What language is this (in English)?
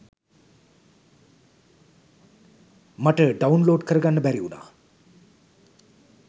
Sinhala